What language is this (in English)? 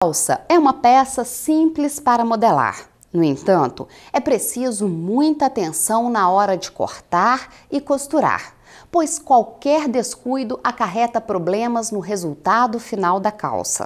Portuguese